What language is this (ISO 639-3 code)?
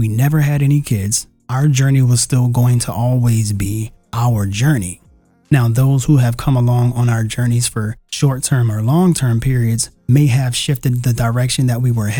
eng